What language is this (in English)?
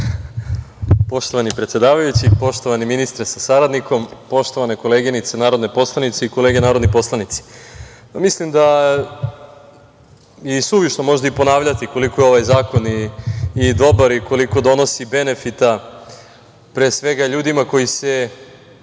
Serbian